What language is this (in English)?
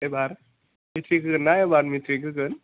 Bodo